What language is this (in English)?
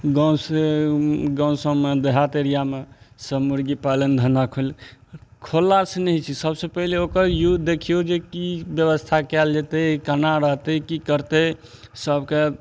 Maithili